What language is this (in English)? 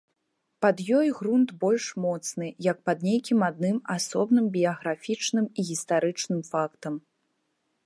Belarusian